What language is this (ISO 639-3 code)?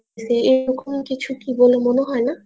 ben